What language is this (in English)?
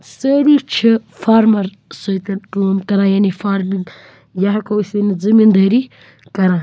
Kashmiri